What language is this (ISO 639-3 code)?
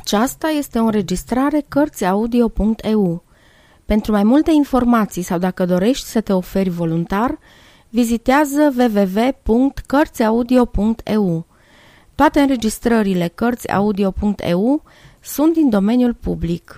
ron